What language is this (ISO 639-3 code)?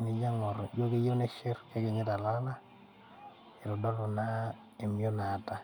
mas